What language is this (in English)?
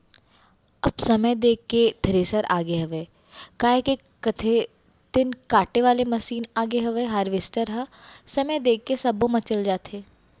Chhattisgarhi